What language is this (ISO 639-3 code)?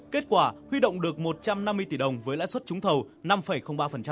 vie